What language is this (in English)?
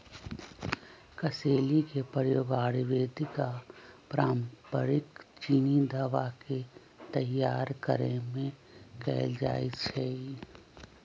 Magahi